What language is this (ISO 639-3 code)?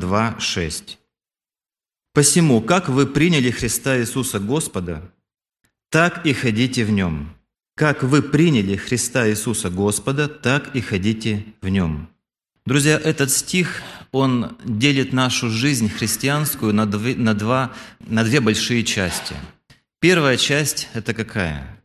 rus